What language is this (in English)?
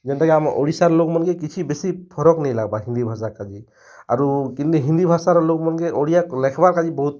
Odia